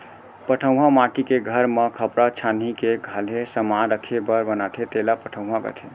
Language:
Chhattisgarhi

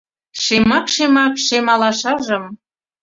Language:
Mari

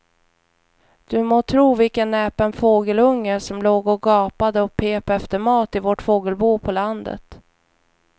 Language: Swedish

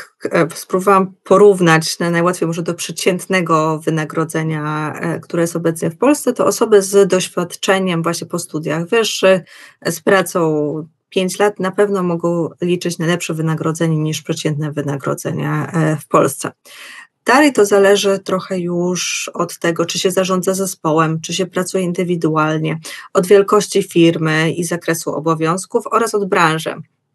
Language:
Polish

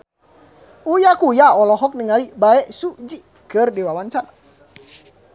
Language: Sundanese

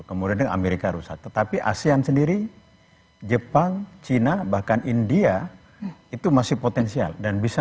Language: Indonesian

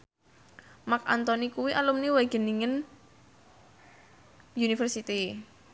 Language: Javanese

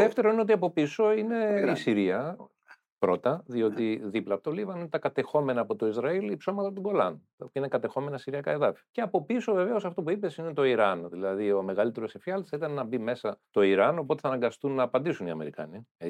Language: Greek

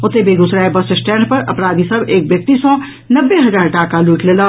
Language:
Maithili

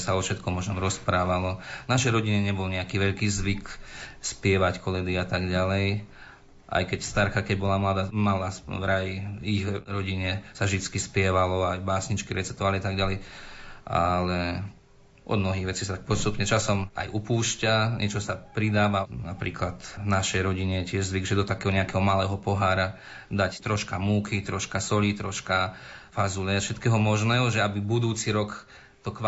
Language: Slovak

